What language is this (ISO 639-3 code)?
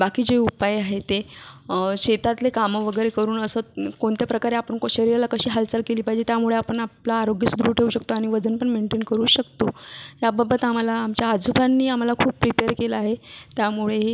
mar